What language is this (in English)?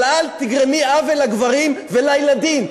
Hebrew